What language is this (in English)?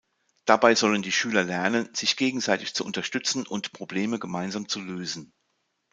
German